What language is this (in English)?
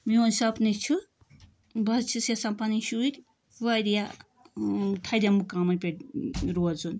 Kashmiri